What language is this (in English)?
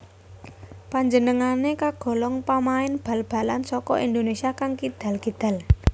Javanese